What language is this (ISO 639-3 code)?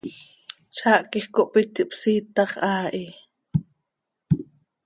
sei